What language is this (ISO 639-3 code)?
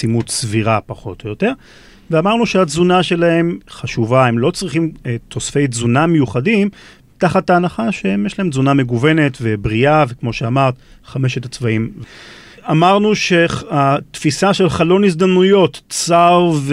heb